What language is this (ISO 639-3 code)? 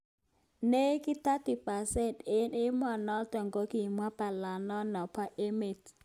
kln